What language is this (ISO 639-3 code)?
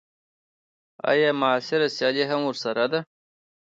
pus